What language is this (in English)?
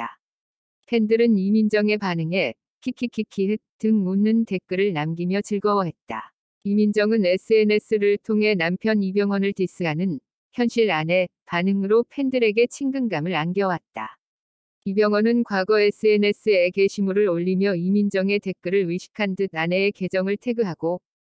Korean